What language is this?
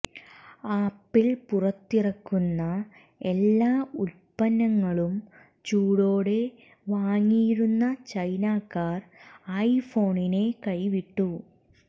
Malayalam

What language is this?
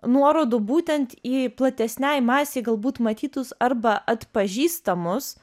Lithuanian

